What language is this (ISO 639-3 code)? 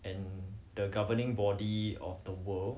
eng